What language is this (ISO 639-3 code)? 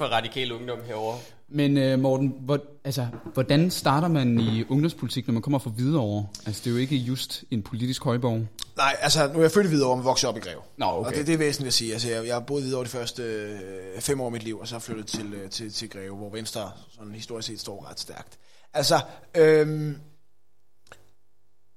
dan